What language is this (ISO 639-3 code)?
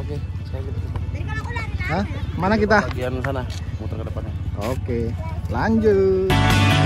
ind